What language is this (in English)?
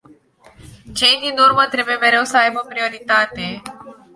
Romanian